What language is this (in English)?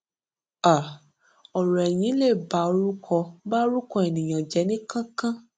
Yoruba